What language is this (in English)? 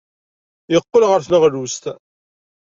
Kabyle